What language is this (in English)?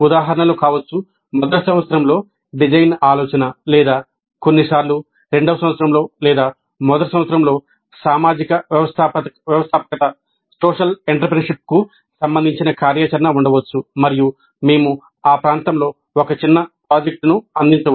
Telugu